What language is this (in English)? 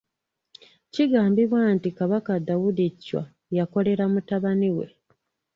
Ganda